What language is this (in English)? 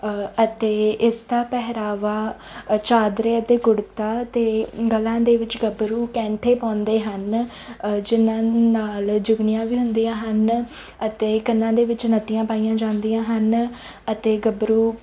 Punjabi